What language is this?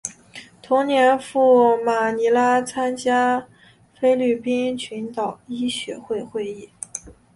Chinese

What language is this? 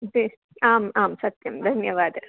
Sanskrit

